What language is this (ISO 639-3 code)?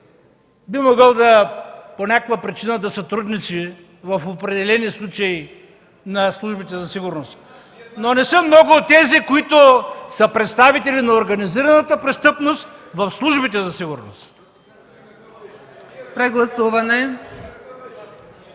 bul